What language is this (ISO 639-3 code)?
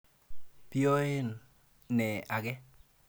kln